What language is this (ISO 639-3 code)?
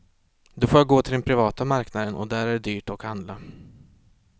swe